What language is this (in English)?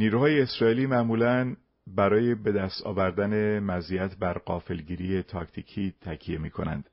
Persian